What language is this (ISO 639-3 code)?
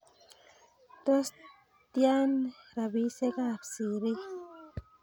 kln